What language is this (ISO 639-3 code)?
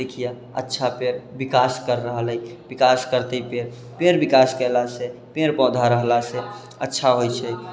mai